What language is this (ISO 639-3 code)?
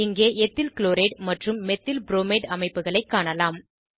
tam